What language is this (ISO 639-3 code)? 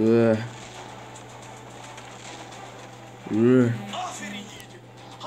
tur